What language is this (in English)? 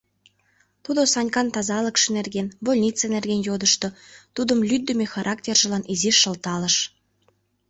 Mari